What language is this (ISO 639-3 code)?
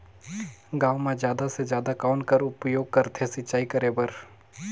hne